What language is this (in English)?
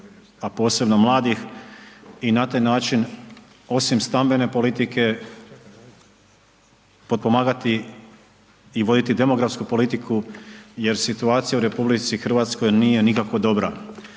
Croatian